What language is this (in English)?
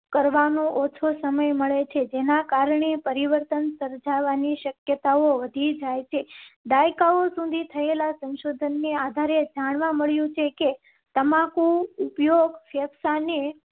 Gujarati